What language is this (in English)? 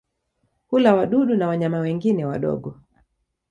Swahili